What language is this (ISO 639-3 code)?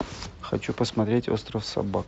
rus